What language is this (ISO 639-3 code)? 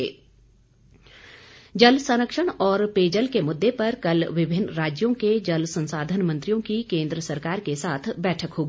hin